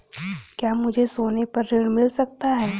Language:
Hindi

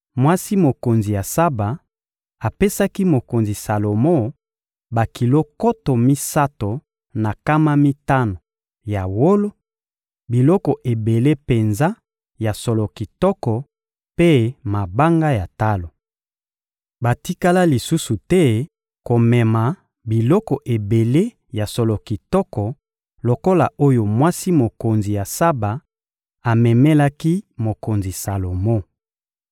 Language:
Lingala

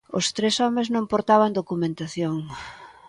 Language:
Galician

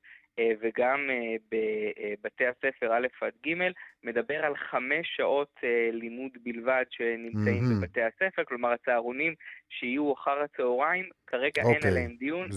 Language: Hebrew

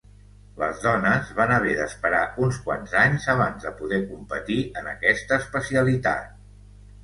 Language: Catalan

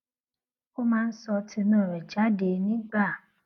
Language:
Yoruba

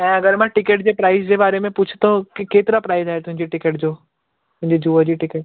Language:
Sindhi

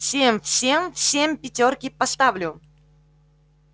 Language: Russian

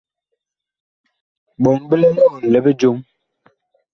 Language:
Bakoko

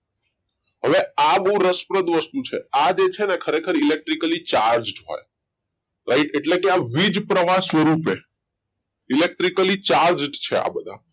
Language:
Gujarati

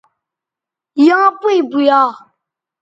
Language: Bateri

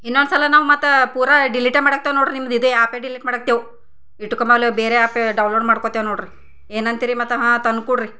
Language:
Kannada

